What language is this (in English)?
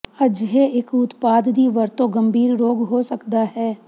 Punjabi